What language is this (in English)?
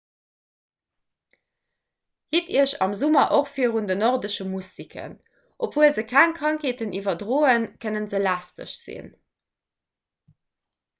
Luxembourgish